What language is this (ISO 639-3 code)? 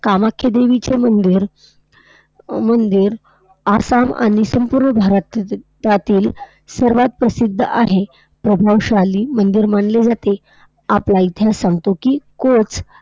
mar